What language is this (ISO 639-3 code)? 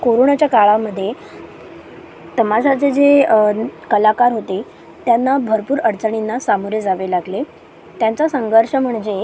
mar